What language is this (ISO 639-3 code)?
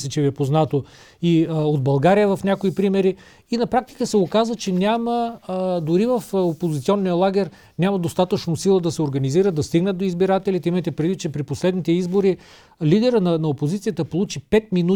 bul